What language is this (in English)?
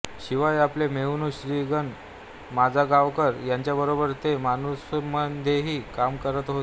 Marathi